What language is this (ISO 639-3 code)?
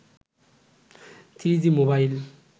ben